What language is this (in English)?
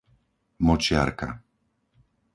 Slovak